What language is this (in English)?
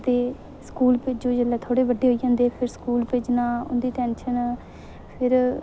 Dogri